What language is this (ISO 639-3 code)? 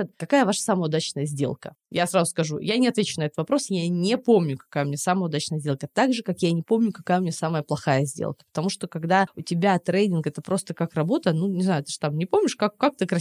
rus